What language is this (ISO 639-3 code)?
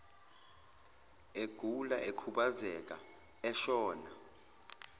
zul